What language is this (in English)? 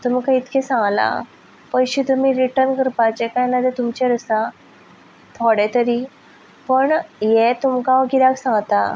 Konkani